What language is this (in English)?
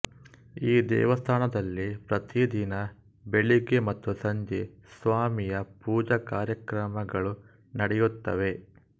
Kannada